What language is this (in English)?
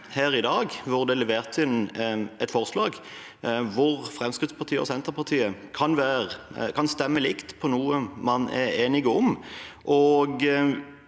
Norwegian